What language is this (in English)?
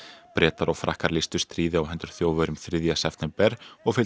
Icelandic